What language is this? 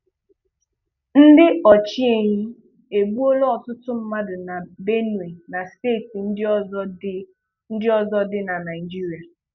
Igbo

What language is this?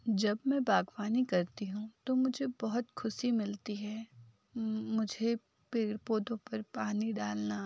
Hindi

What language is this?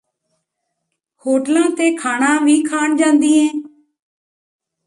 Punjabi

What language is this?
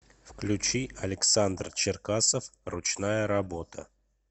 Russian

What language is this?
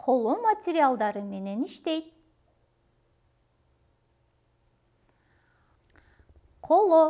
Turkish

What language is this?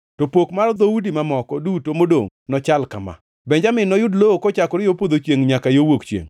Luo (Kenya and Tanzania)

